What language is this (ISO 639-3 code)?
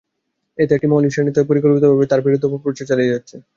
ben